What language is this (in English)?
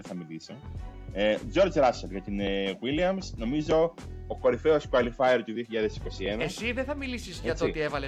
Greek